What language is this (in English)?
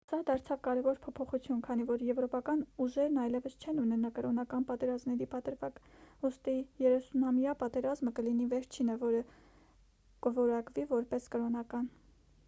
Armenian